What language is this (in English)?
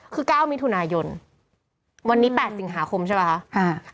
Thai